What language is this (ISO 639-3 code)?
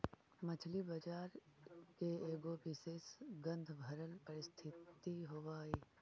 mag